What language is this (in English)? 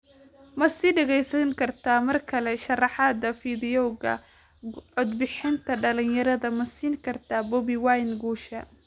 Somali